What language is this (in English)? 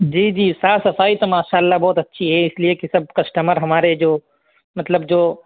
Urdu